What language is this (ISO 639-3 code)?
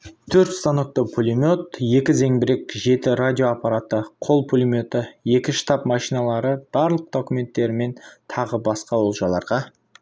kaz